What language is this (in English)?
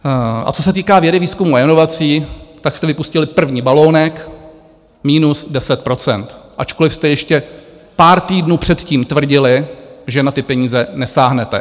Czech